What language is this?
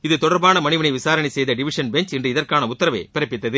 Tamil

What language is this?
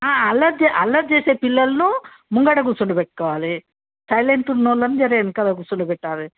Telugu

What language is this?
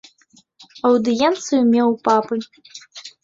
Belarusian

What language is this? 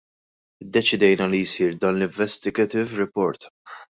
Maltese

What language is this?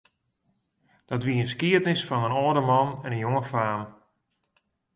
Western Frisian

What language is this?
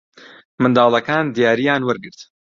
Central Kurdish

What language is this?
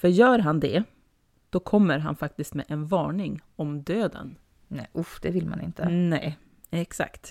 Swedish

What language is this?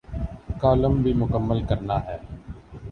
Urdu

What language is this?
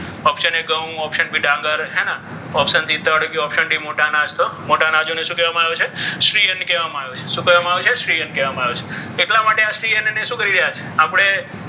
Gujarati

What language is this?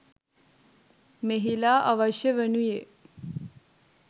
Sinhala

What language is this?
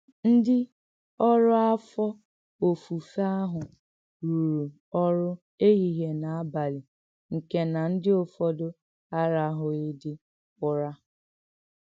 Igbo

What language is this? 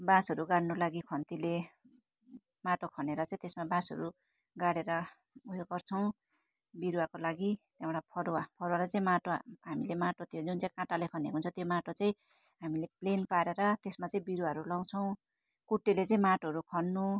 Nepali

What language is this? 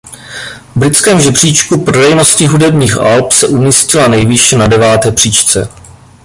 Czech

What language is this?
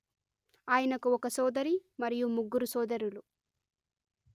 Telugu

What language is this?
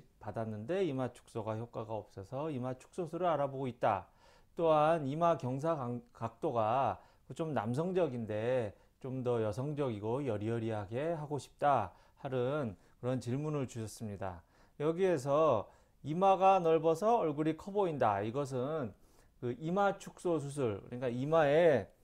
Korean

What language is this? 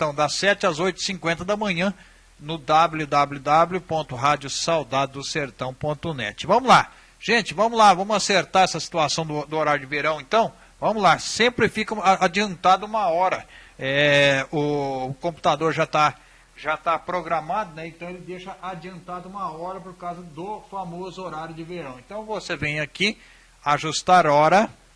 Portuguese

